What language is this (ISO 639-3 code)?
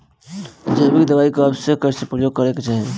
bho